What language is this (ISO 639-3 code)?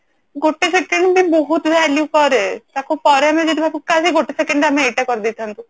ori